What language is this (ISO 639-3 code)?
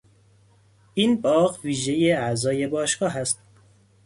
fas